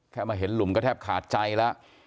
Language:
Thai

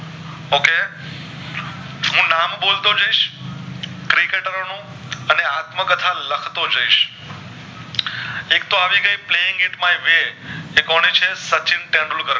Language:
Gujarati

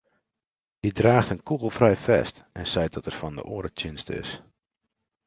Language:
Western Frisian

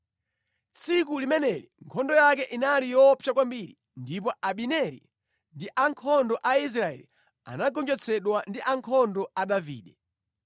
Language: Nyanja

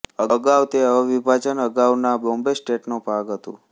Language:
Gujarati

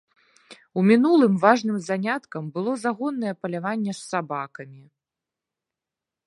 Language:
Belarusian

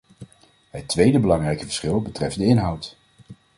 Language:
Dutch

